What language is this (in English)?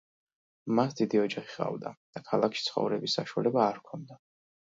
Georgian